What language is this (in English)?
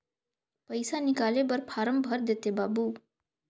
Chhattisgarhi